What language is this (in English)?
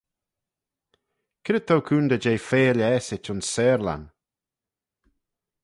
Manx